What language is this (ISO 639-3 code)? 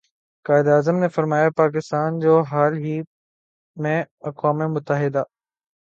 urd